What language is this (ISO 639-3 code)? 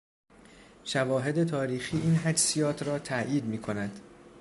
fas